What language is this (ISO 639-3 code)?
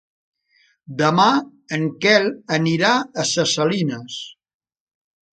cat